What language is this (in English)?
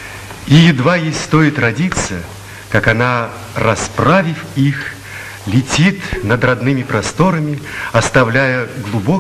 Russian